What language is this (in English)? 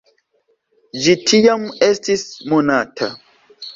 Esperanto